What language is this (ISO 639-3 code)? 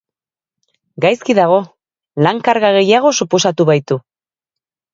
eus